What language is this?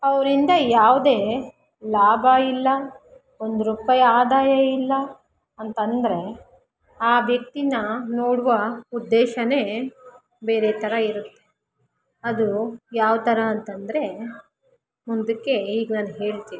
Kannada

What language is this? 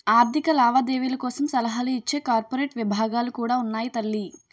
Telugu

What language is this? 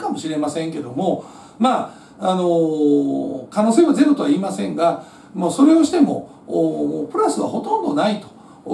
Japanese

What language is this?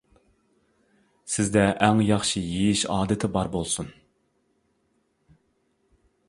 Uyghur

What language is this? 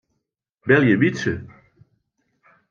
Western Frisian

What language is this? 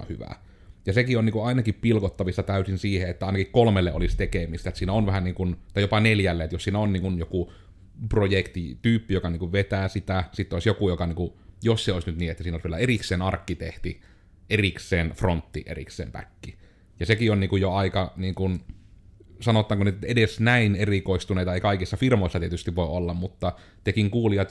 Finnish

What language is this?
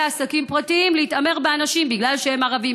Hebrew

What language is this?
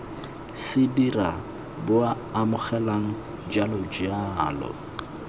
Tswana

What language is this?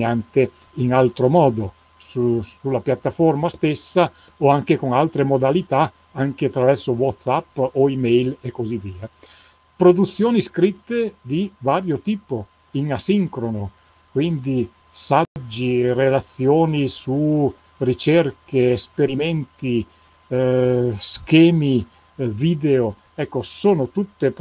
Italian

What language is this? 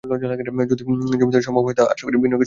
Bangla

